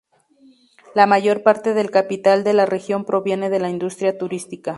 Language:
Spanish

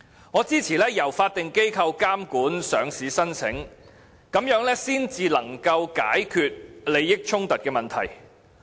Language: Cantonese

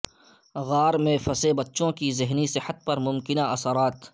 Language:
Urdu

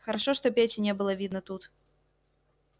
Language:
Russian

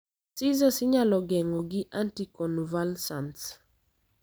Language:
Luo (Kenya and Tanzania)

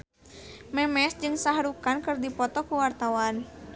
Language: Sundanese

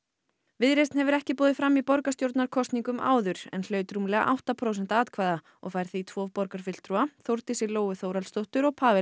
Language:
Icelandic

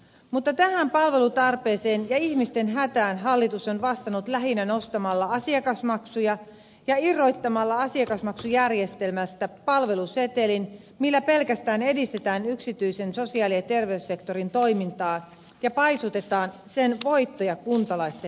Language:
Finnish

